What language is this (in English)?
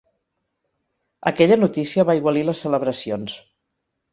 Catalan